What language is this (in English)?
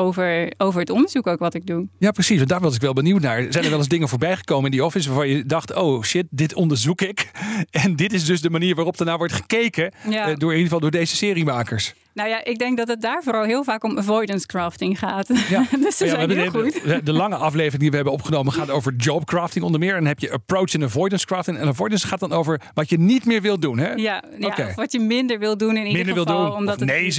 Dutch